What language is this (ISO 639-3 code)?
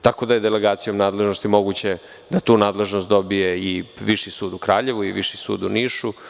srp